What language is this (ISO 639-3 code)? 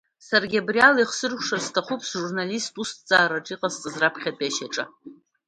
abk